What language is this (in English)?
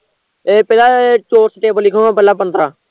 Punjabi